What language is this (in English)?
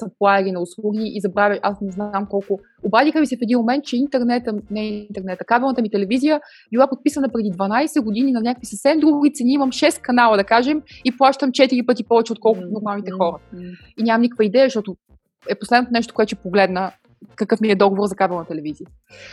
Bulgarian